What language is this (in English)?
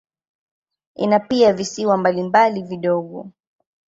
Swahili